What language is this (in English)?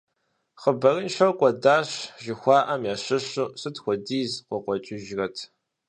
Kabardian